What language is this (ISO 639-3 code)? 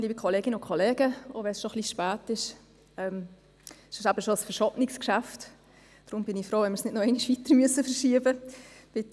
gsw